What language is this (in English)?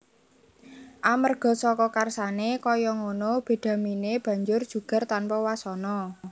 Javanese